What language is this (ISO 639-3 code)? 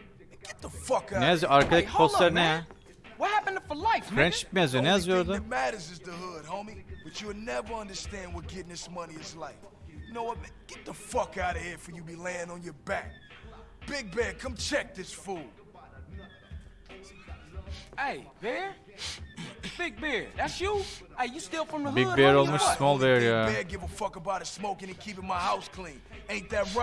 tur